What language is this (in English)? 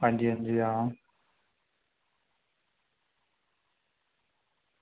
Dogri